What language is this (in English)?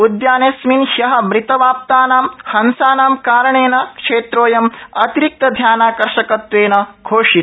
Sanskrit